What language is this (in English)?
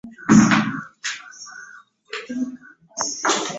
Ganda